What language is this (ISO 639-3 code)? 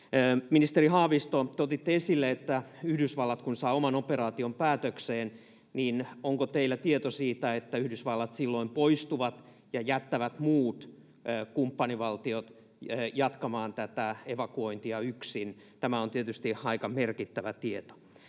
fin